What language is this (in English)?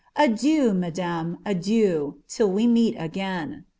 English